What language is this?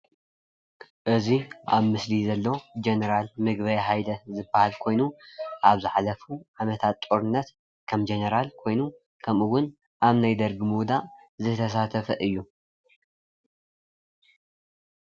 Tigrinya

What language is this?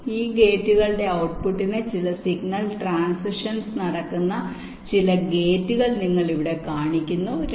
Malayalam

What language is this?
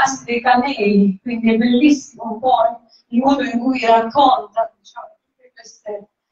Italian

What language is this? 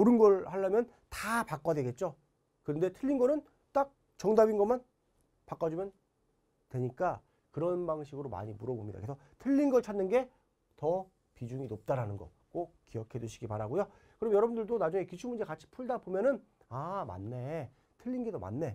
Korean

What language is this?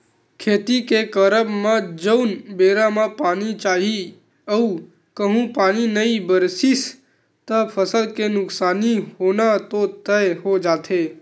Chhattisgarhi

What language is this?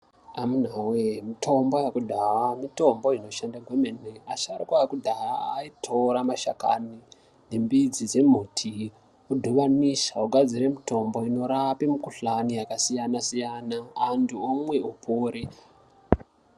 Ndau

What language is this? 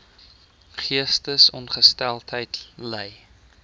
Afrikaans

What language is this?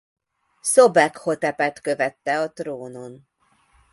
Hungarian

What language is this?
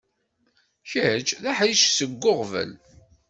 Kabyle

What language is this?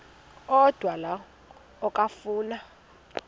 Xhosa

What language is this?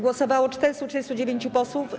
Polish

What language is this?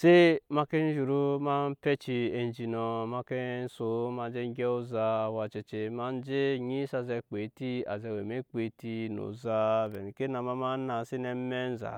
Nyankpa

